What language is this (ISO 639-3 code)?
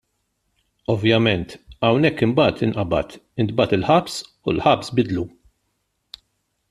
mlt